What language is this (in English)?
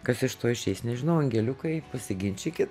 Lithuanian